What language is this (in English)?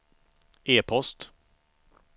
Swedish